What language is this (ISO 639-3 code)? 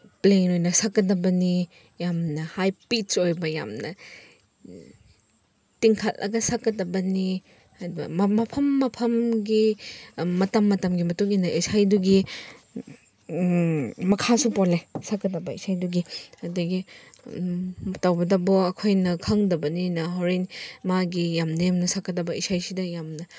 mni